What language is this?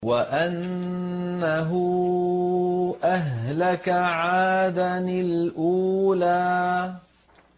Arabic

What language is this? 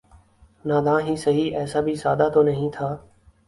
Urdu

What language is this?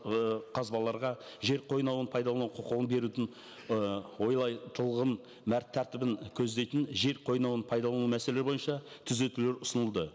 Kazakh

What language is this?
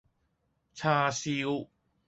Cantonese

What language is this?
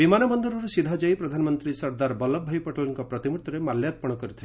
Odia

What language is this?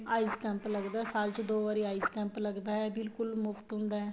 Punjabi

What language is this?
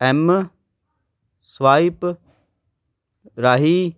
Punjabi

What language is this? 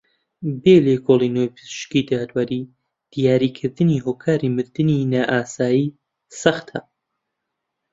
Central Kurdish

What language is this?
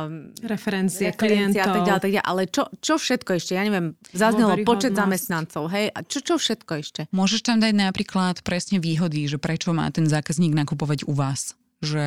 Slovak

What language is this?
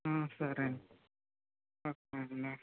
Telugu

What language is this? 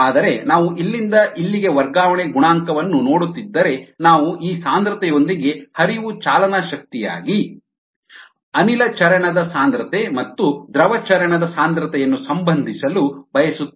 Kannada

